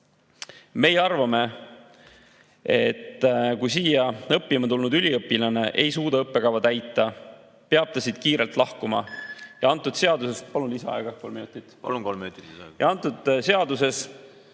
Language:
Estonian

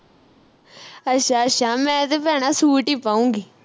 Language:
Punjabi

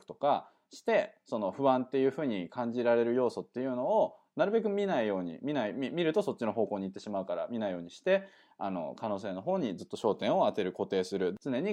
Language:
Japanese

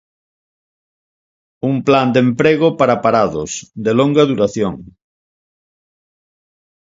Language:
Galician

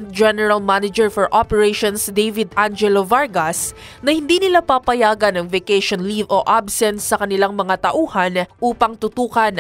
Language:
Filipino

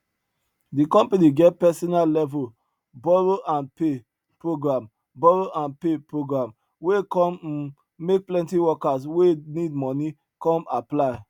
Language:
Nigerian Pidgin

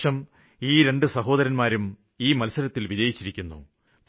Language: Malayalam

